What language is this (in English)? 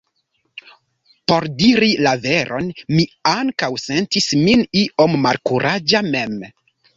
Esperanto